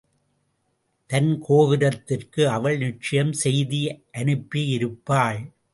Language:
Tamil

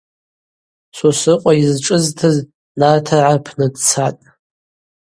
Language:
Abaza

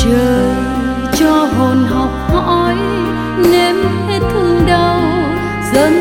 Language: Vietnamese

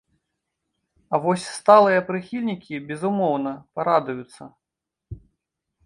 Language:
Belarusian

